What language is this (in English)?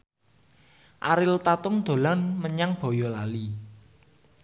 Javanese